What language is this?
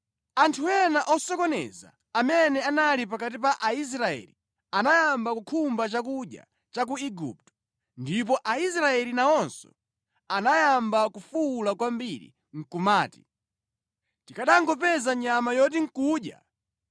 Nyanja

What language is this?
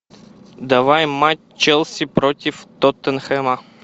Russian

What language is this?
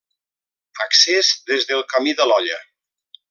Catalan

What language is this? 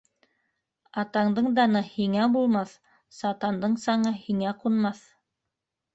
Bashkir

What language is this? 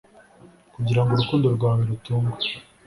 Kinyarwanda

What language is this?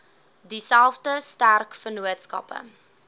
Afrikaans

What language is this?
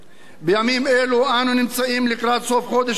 Hebrew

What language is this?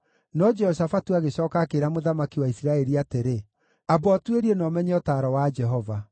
Kikuyu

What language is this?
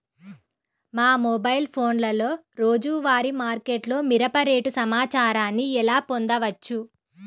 Telugu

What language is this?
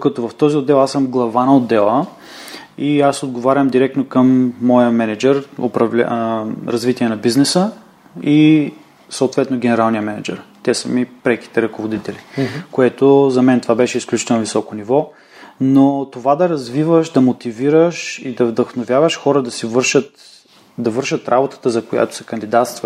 Bulgarian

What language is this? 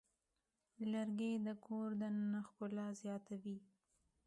Pashto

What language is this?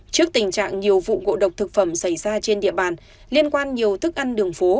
Vietnamese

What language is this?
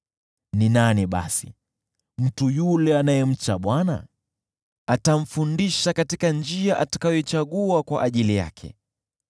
Swahili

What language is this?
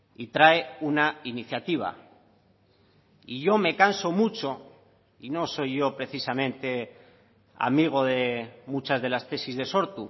Spanish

